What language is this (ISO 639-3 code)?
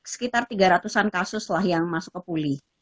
ind